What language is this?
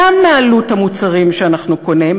Hebrew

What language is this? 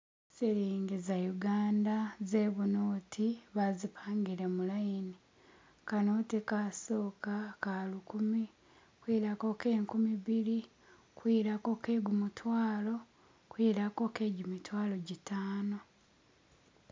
Masaaba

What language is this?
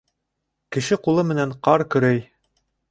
Bashkir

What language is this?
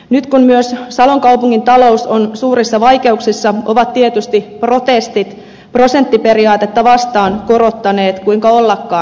Finnish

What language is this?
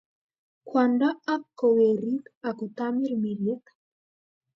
Kalenjin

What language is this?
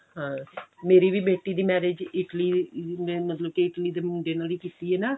Punjabi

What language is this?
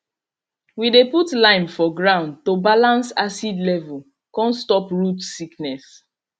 Nigerian Pidgin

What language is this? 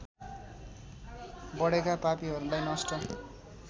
Nepali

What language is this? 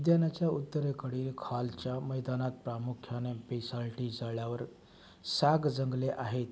Marathi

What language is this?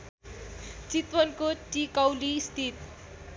Nepali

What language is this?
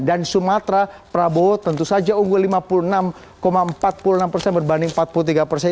Indonesian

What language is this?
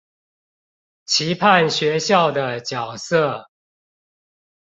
Chinese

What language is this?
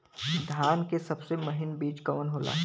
Bhojpuri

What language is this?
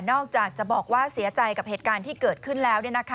Thai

